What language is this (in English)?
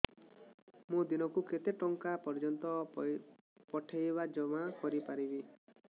Odia